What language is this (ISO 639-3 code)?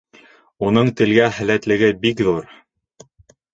bak